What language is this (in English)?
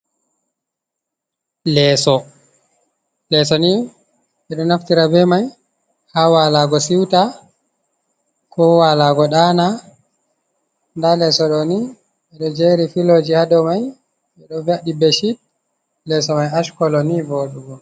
Fula